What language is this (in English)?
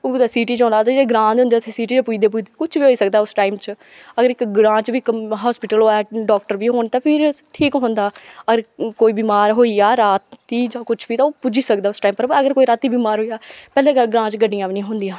Dogri